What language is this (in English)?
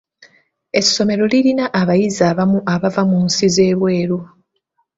Ganda